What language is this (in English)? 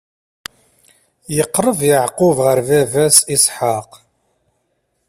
Kabyle